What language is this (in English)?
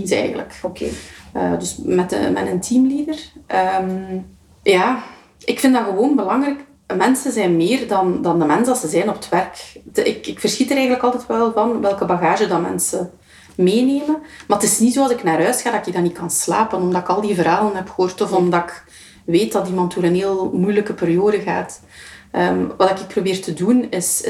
Dutch